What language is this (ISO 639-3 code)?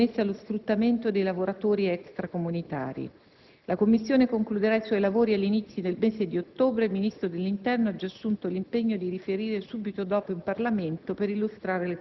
ita